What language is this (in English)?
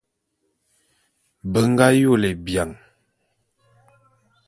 Bulu